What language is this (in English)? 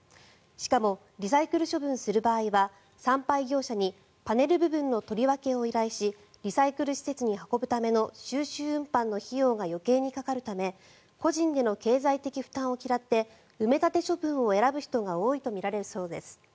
Japanese